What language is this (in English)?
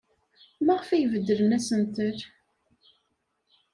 Kabyle